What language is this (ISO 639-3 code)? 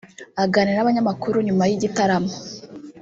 kin